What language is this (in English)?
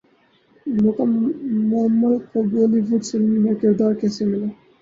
Urdu